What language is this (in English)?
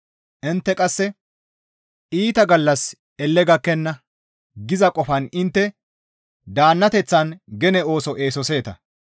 Gamo